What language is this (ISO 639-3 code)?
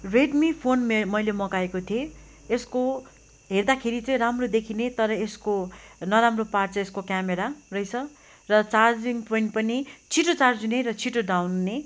nep